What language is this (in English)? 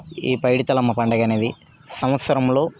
Telugu